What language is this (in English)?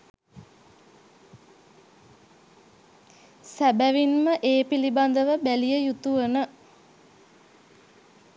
Sinhala